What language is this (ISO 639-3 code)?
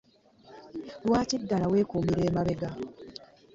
lug